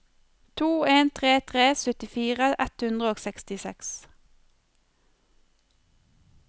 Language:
Norwegian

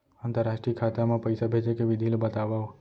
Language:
Chhattisgarhi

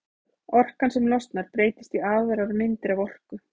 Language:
Icelandic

